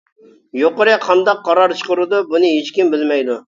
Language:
Uyghur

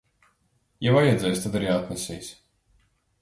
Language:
Latvian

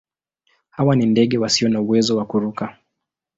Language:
Swahili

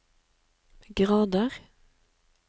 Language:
Norwegian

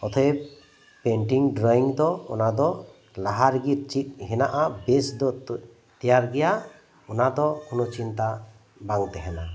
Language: Santali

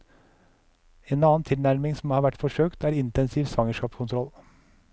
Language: Norwegian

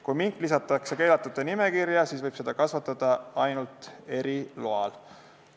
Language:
Estonian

